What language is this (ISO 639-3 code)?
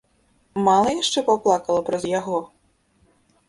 bel